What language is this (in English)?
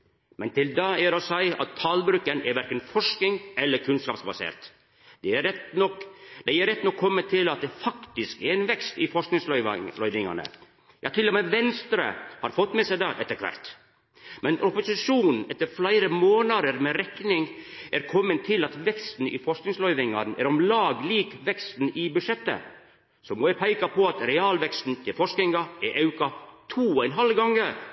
Norwegian Nynorsk